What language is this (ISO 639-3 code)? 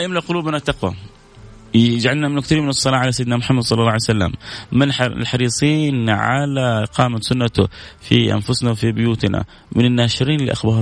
ara